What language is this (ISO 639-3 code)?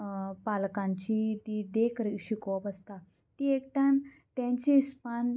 kok